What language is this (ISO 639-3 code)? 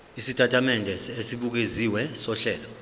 zul